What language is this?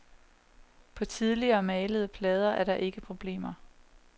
Danish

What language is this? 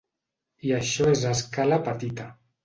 Catalan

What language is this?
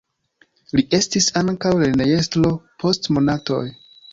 Esperanto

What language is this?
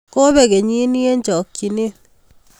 Kalenjin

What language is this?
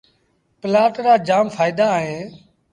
Sindhi Bhil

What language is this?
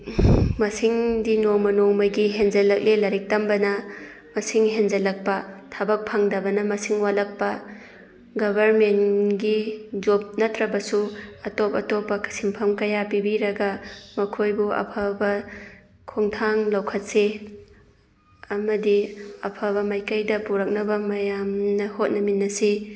Manipuri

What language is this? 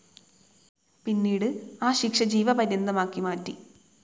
Malayalam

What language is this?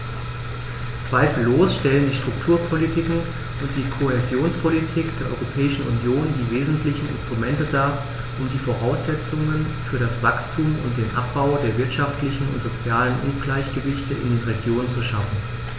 German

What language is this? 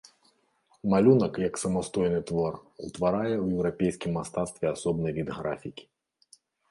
Belarusian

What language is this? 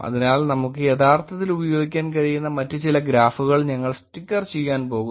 Malayalam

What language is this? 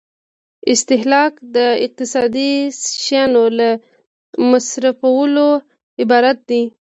Pashto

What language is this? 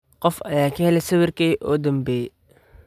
Somali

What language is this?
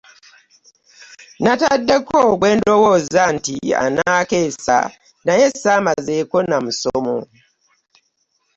Ganda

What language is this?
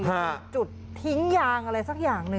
Thai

